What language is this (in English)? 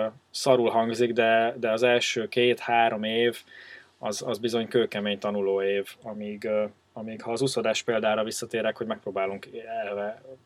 Hungarian